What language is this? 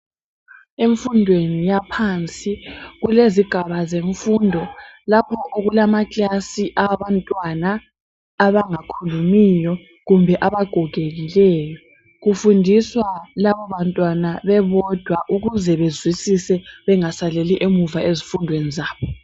North Ndebele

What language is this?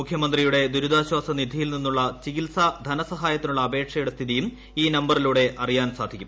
Malayalam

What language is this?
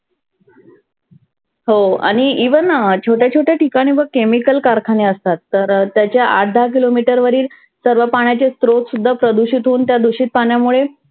Marathi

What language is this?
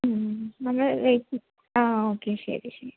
Malayalam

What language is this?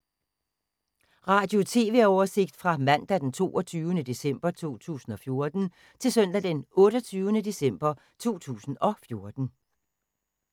Danish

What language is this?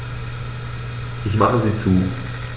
German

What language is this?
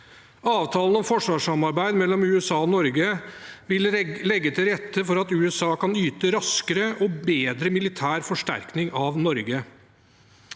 Norwegian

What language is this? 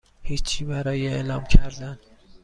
Persian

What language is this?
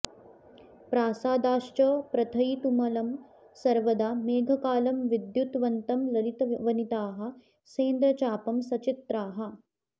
Sanskrit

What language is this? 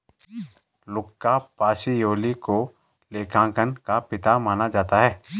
Hindi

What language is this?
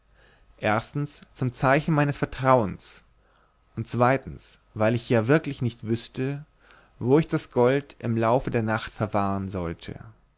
German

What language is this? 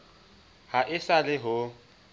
Southern Sotho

